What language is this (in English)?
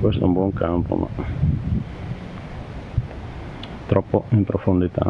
Italian